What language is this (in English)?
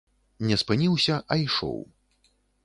Belarusian